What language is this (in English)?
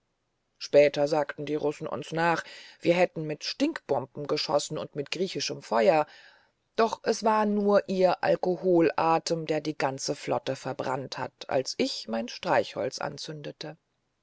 German